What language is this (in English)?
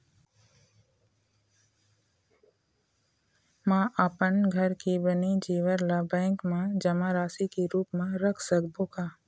Chhattisgarhi